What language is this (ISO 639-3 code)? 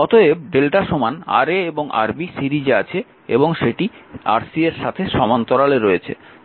ben